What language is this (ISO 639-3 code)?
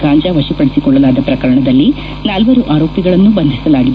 kan